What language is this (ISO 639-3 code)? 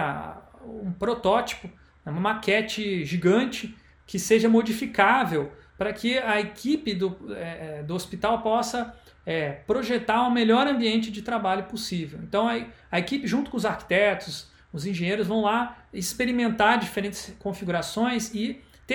por